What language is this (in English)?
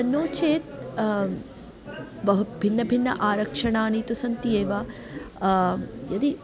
Sanskrit